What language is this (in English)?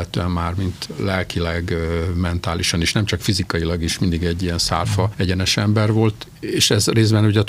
Hungarian